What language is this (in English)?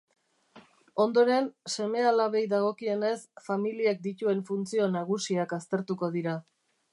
Basque